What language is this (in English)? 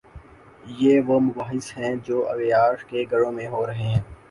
Urdu